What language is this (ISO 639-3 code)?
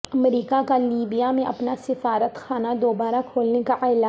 urd